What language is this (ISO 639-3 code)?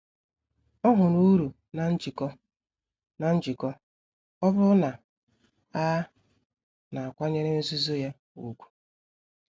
ibo